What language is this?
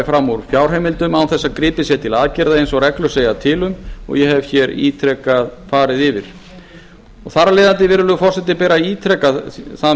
Icelandic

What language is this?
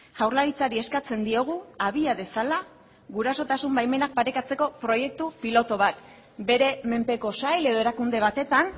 Basque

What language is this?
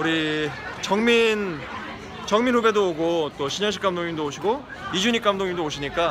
Korean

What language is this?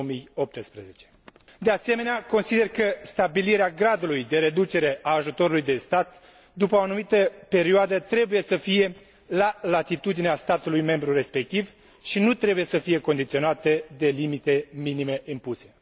Romanian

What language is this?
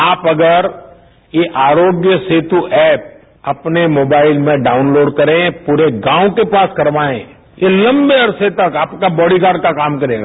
Hindi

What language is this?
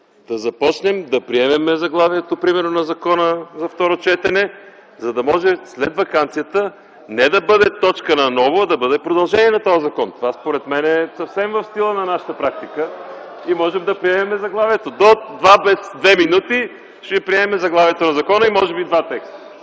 Bulgarian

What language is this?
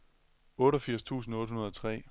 Danish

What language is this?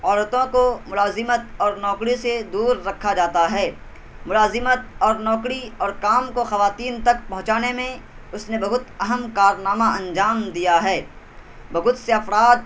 Urdu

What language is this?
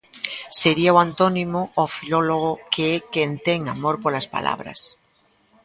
Galician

